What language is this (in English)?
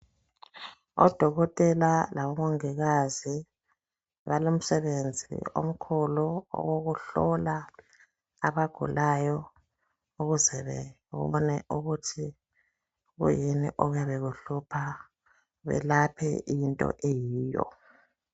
North Ndebele